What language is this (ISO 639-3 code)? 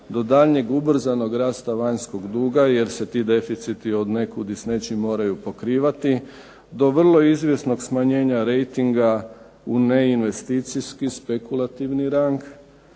hrv